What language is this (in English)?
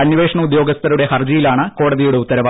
Malayalam